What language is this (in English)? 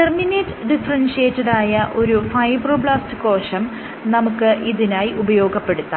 Malayalam